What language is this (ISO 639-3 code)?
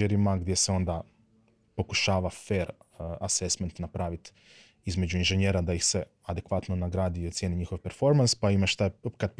hrv